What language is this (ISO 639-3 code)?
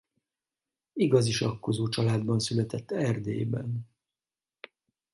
hun